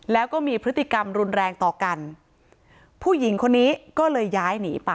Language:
Thai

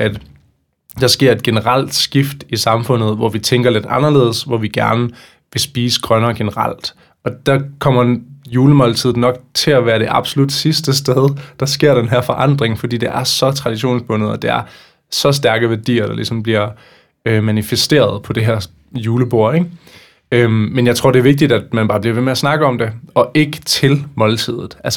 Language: Danish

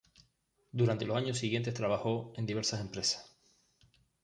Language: Spanish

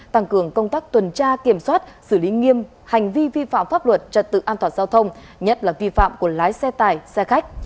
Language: Vietnamese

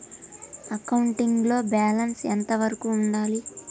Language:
Telugu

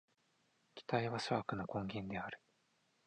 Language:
Japanese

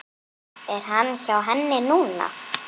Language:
Icelandic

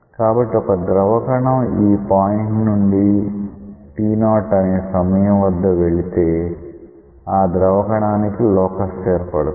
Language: Telugu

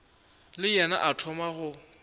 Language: Northern Sotho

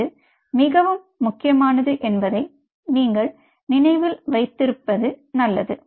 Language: Tamil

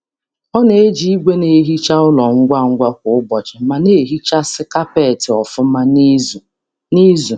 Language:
Igbo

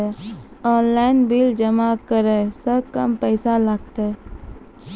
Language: Maithili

